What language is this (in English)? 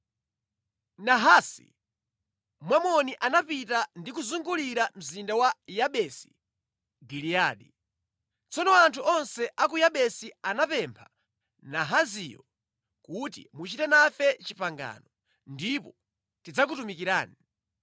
Nyanja